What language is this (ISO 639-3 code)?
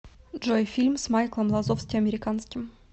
rus